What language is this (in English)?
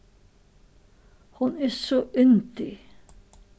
Faroese